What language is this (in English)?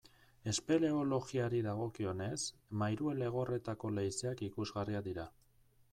Basque